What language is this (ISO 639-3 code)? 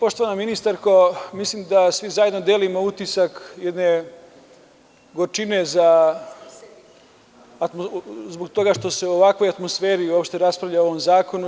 srp